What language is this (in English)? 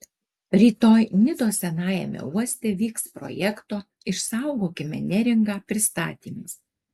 Lithuanian